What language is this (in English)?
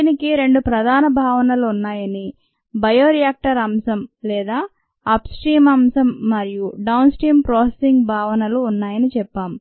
Telugu